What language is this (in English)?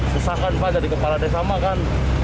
Indonesian